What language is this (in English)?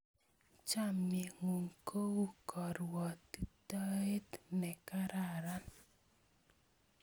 Kalenjin